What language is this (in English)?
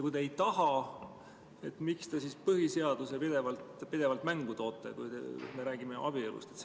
Estonian